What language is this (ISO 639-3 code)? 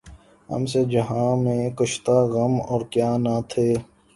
urd